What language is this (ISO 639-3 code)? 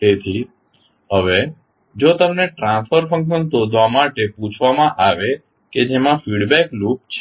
guj